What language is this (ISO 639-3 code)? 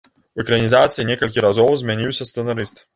bel